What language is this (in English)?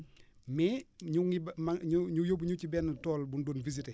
Wolof